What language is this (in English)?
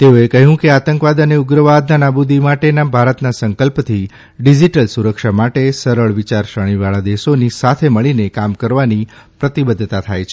Gujarati